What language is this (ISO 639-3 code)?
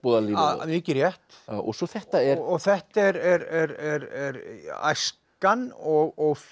isl